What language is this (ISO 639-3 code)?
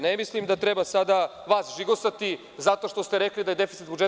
srp